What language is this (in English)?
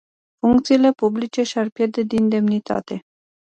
Romanian